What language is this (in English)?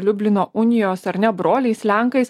Lithuanian